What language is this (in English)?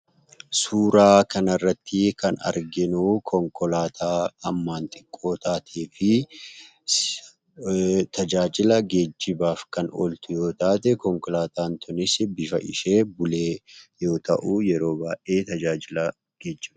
Oromo